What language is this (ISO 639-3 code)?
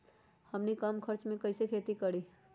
mag